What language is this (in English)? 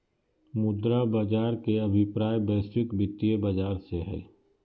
Magahi